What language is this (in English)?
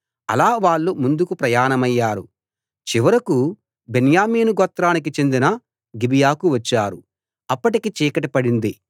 Telugu